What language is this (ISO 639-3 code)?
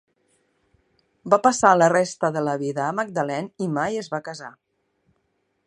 cat